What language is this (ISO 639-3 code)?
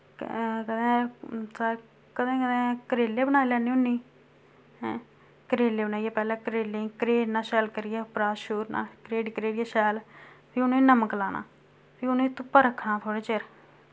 doi